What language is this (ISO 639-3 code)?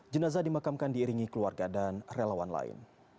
ind